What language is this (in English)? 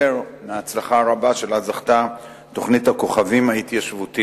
Hebrew